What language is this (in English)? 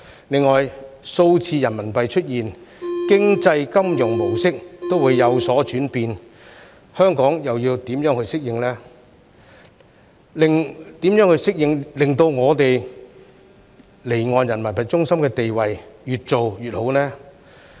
Cantonese